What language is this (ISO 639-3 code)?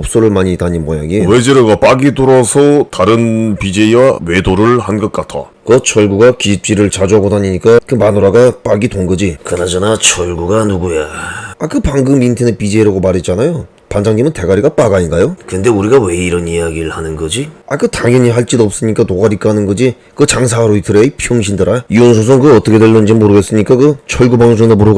kor